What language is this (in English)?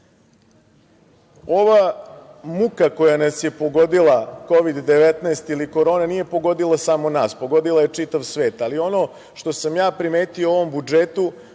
Serbian